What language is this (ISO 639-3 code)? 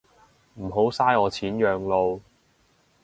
yue